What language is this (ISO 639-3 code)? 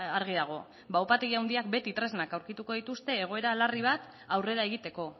eus